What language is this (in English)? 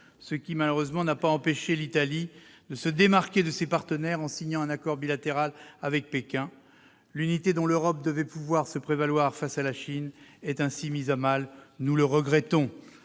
French